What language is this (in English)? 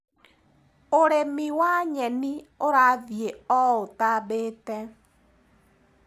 Kikuyu